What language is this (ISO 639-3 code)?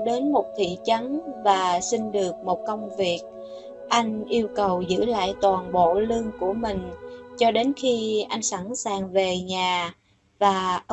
vie